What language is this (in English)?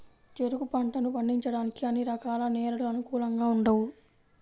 Telugu